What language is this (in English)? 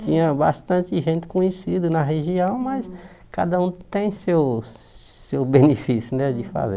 Portuguese